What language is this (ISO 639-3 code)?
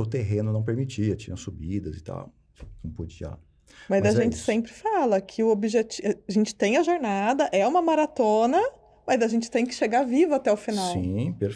por